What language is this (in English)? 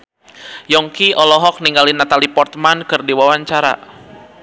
Sundanese